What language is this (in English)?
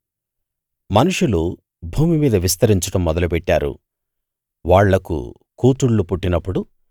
Telugu